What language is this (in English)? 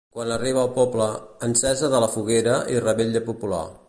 Catalan